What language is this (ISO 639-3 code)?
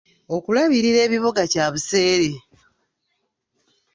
lug